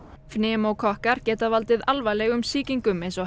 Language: Icelandic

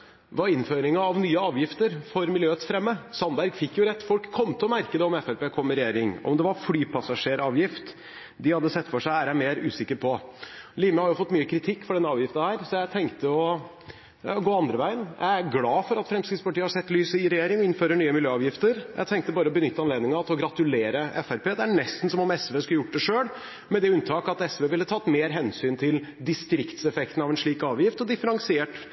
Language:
Norwegian Bokmål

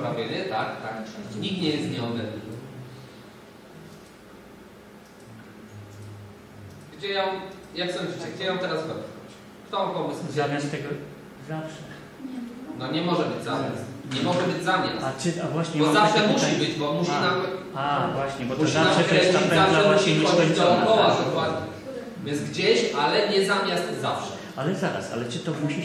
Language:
Polish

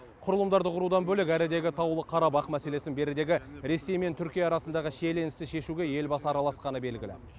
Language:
Kazakh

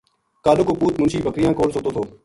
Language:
Gujari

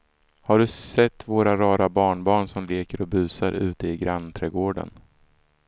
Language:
Swedish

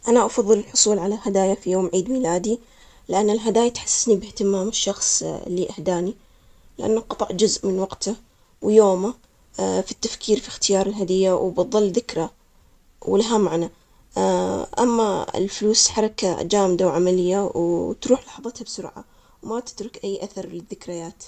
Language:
Omani Arabic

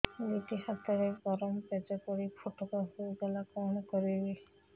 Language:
Odia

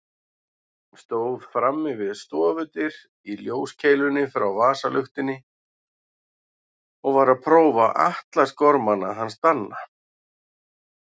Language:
Icelandic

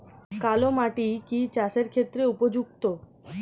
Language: Bangla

